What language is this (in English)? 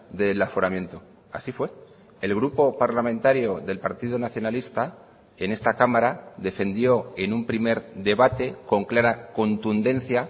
Spanish